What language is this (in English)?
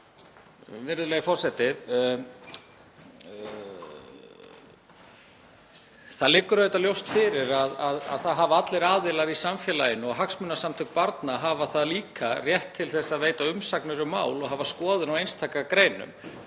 Icelandic